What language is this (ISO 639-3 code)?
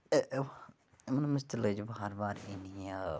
kas